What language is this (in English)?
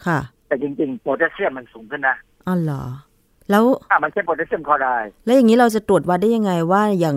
Thai